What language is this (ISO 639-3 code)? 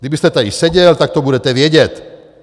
ces